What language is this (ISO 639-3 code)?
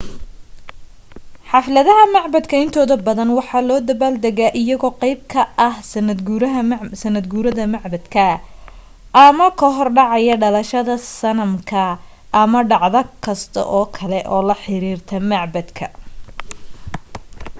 som